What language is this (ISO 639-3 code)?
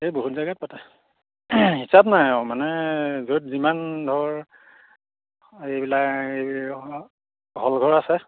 asm